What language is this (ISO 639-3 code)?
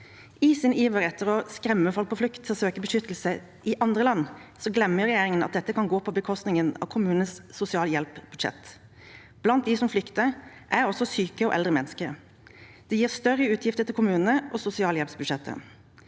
nor